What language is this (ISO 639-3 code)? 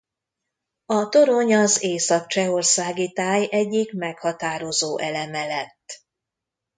hun